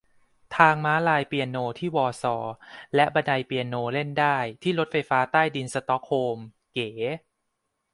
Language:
Thai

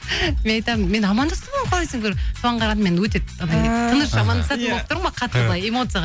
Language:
Kazakh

